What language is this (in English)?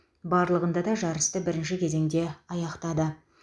Kazakh